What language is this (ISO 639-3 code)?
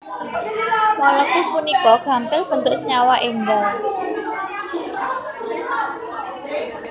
jav